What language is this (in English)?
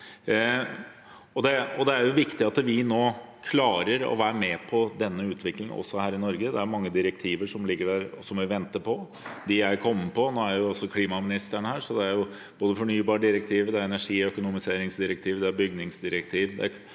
Norwegian